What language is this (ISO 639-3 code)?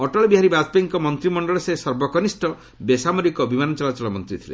ori